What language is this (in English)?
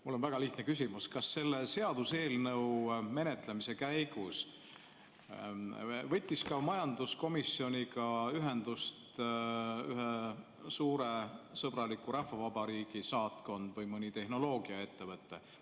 Estonian